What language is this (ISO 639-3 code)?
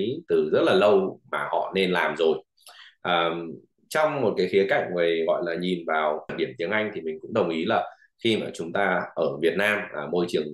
vie